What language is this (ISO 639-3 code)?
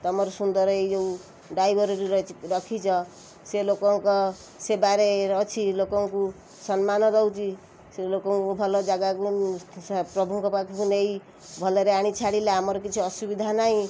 ori